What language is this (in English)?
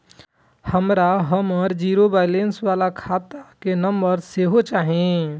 Maithili